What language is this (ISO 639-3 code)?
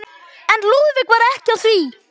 isl